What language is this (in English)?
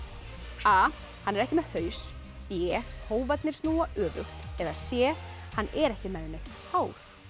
Icelandic